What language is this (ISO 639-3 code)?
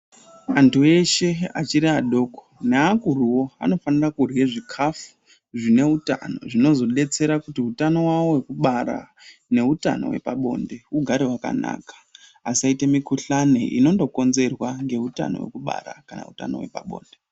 ndc